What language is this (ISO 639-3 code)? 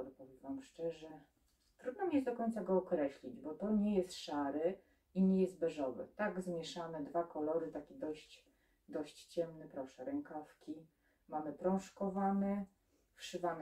pol